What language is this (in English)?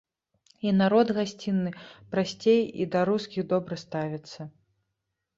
Belarusian